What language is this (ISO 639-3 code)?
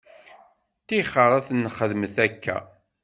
kab